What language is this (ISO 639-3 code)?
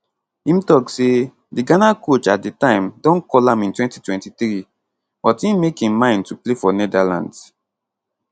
pcm